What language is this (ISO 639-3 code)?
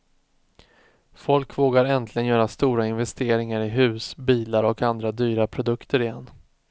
swe